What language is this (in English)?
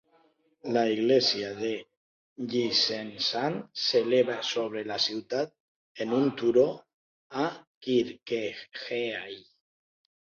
Catalan